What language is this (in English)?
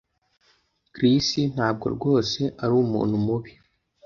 Kinyarwanda